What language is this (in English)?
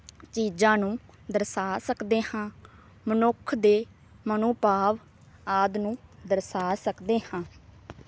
Punjabi